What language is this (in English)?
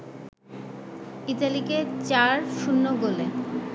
Bangla